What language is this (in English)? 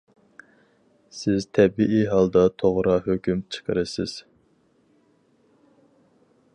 Uyghur